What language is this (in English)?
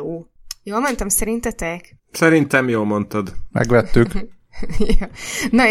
Hungarian